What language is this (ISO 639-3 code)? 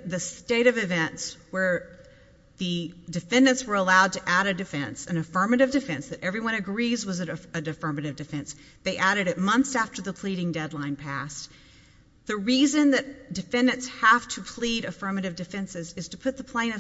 eng